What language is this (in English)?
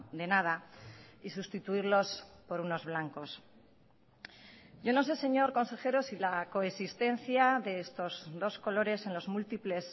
Spanish